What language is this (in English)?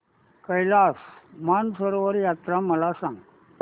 Marathi